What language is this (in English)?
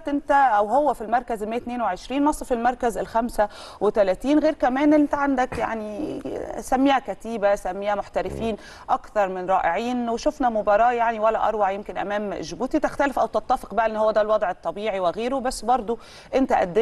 Arabic